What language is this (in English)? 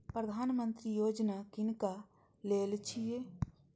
Maithili